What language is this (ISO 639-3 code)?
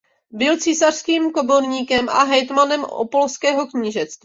ces